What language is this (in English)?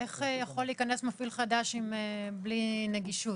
Hebrew